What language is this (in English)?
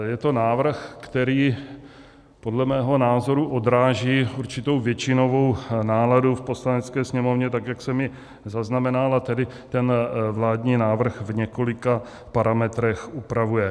Czech